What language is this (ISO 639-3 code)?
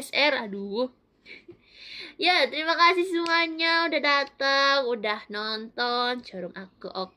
ind